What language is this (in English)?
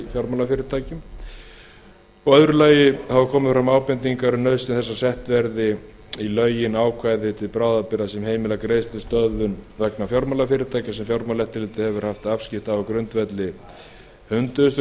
Icelandic